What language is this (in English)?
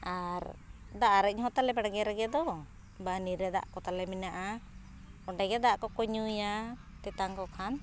Santali